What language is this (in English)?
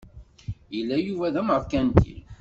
Kabyle